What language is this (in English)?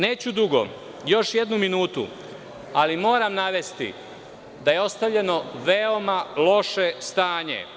Serbian